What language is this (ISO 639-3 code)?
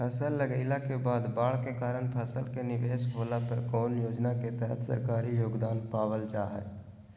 mag